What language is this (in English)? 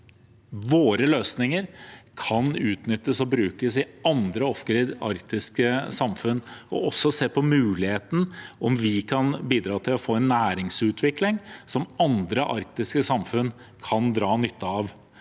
Norwegian